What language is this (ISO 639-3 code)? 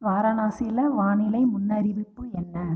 tam